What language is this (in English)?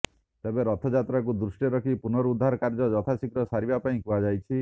Odia